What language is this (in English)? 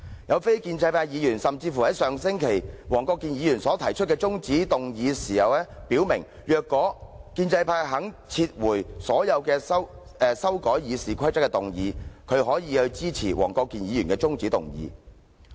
Cantonese